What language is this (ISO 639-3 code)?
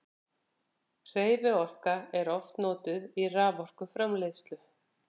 isl